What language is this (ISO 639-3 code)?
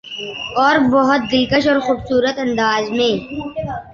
urd